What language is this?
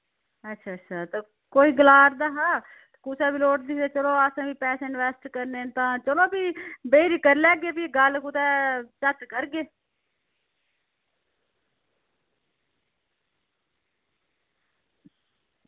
Dogri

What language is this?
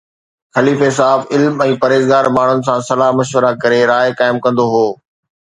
Sindhi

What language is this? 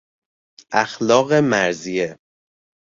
Persian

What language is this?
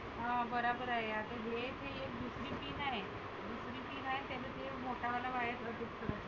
Marathi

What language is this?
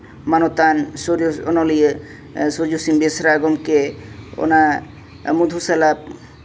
Santali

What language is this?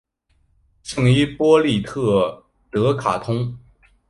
Chinese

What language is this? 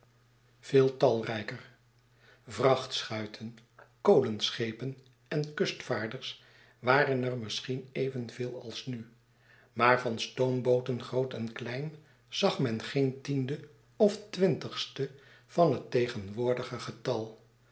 Dutch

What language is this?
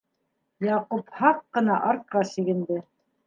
Bashkir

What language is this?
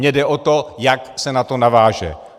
Czech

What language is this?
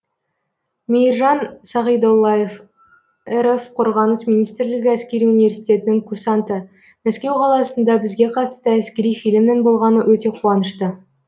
Kazakh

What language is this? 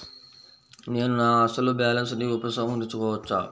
Telugu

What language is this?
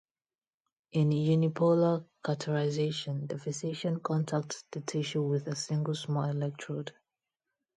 English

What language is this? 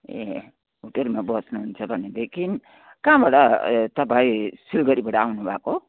Nepali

